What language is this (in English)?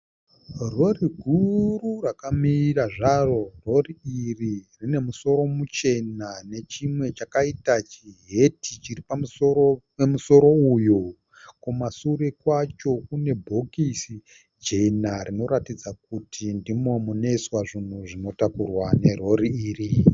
Shona